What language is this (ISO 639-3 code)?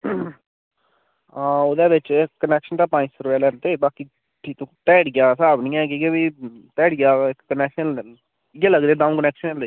doi